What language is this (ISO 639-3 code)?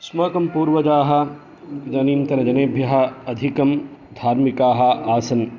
san